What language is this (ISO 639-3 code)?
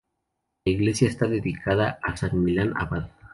spa